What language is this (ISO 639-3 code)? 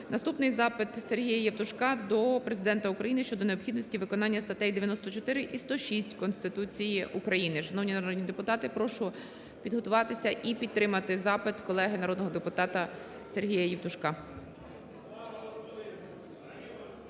ukr